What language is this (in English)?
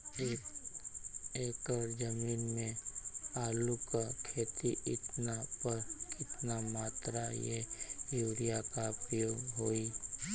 Bhojpuri